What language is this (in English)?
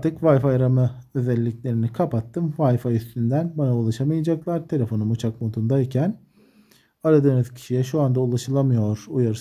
Turkish